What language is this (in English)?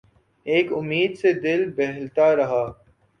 Urdu